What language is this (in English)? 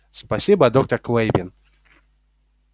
Russian